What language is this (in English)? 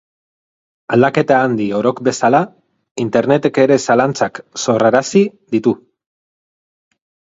Basque